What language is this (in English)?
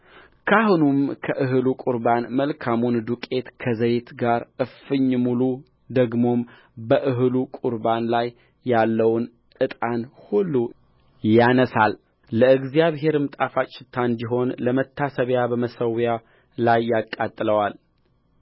Amharic